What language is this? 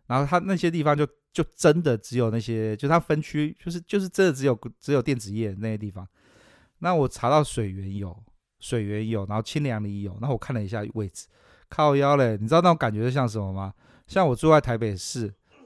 Chinese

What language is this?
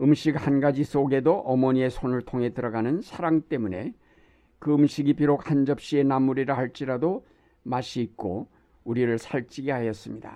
Korean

